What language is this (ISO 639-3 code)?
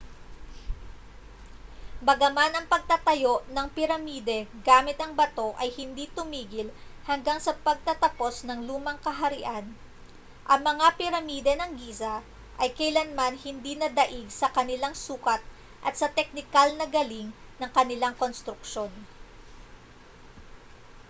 fil